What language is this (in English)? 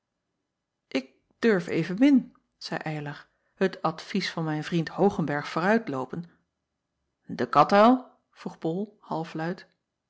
Dutch